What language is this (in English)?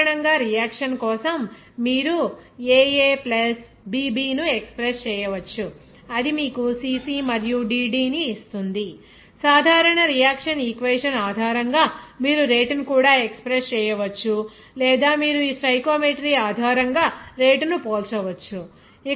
Telugu